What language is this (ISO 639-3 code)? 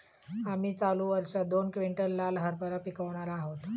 mar